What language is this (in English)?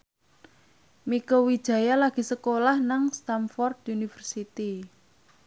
Javanese